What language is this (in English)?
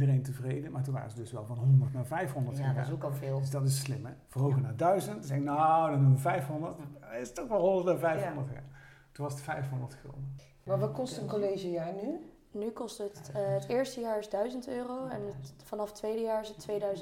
Dutch